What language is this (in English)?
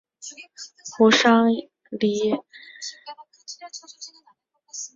Chinese